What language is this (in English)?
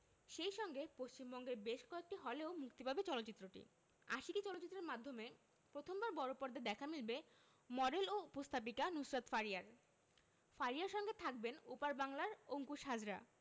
Bangla